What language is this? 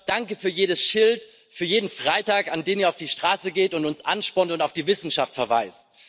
German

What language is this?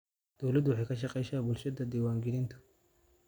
Somali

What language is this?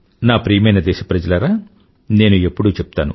Telugu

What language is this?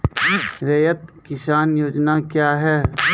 Maithili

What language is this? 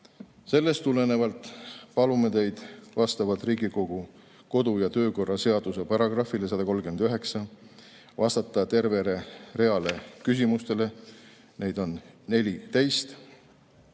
Estonian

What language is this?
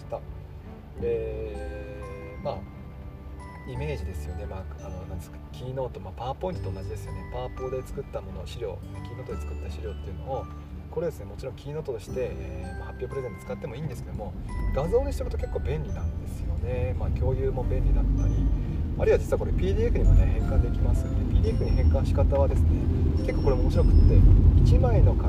Japanese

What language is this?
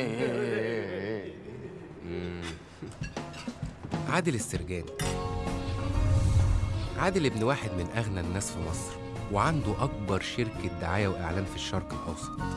Arabic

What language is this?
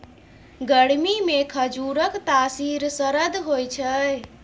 Maithili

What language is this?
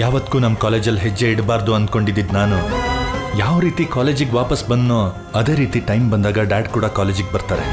Kannada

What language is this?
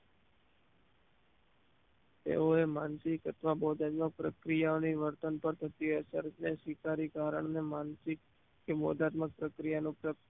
Gujarati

